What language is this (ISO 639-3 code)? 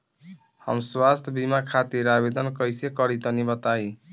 bho